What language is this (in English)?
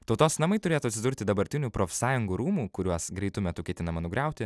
Lithuanian